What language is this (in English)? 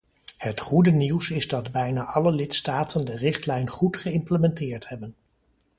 Dutch